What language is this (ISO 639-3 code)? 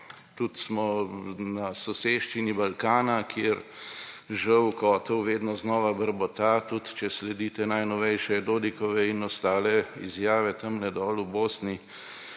slv